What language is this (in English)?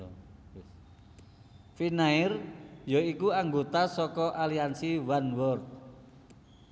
Javanese